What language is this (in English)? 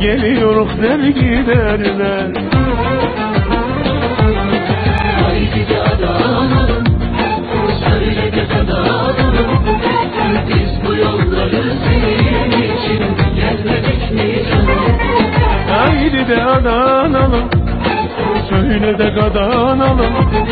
Turkish